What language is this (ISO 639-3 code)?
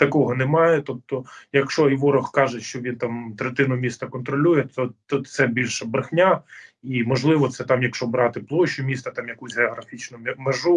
ukr